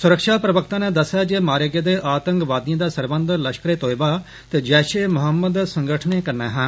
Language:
Dogri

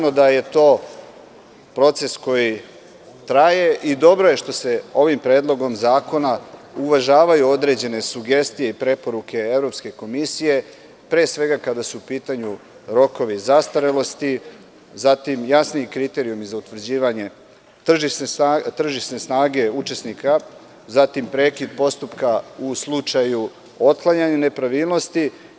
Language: Serbian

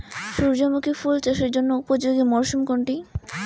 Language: Bangla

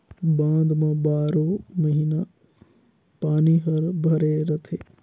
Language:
Chhattisgarhi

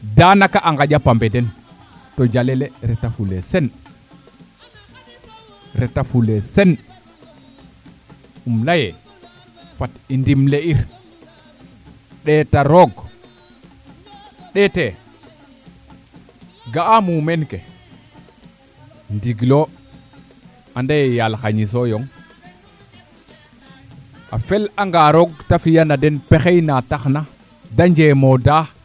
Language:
Serer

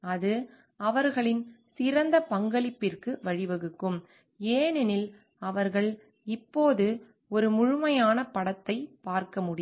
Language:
Tamil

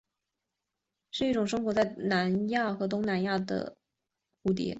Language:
Chinese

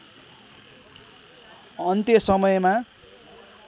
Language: Nepali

